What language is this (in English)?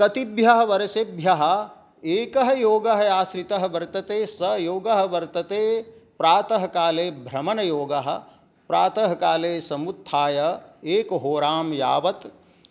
Sanskrit